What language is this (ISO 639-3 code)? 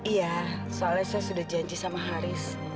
ind